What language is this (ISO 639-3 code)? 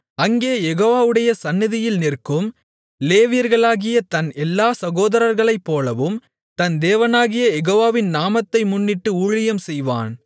tam